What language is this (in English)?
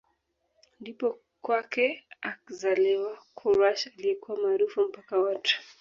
Swahili